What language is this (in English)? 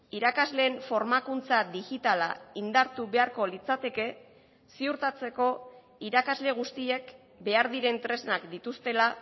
Basque